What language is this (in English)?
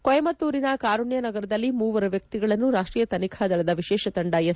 Kannada